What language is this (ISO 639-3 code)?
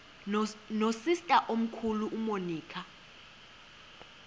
xho